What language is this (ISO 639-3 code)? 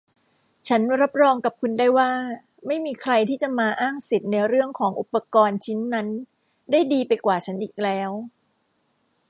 tha